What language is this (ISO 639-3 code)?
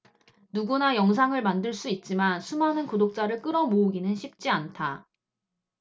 kor